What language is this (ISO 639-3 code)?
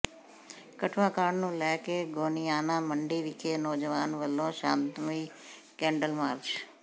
pan